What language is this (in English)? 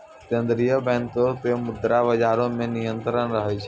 Maithili